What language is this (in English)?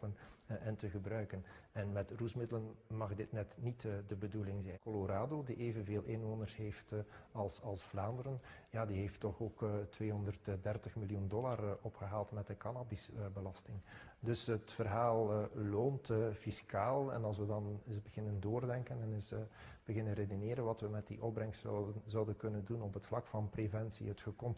Dutch